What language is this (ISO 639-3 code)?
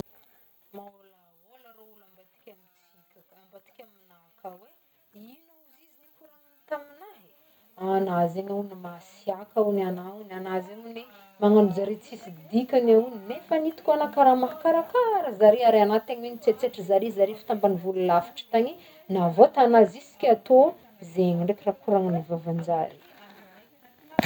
bmm